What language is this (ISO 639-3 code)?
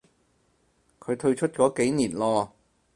yue